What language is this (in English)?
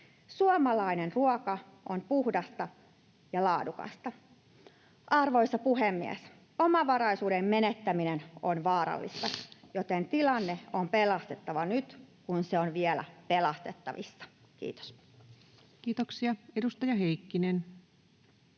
Finnish